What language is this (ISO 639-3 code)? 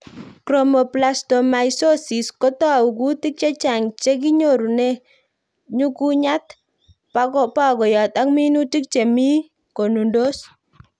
kln